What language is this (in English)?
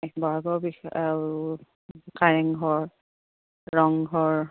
Assamese